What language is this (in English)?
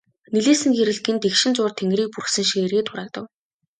Mongolian